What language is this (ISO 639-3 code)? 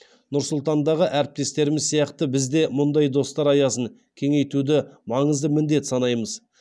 kaz